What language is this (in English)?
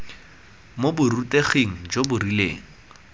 Tswana